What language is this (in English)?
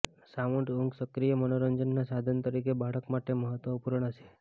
Gujarati